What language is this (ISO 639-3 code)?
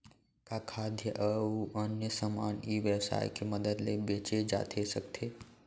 hne